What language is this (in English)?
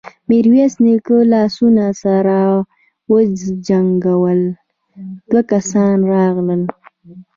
Pashto